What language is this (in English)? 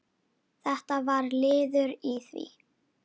Icelandic